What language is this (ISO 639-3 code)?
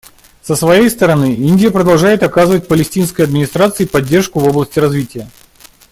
rus